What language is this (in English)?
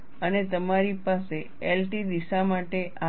Gujarati